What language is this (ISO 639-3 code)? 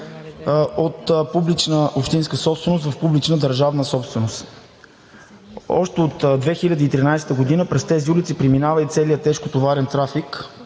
bul